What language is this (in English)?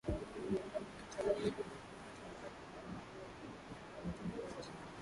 Swahili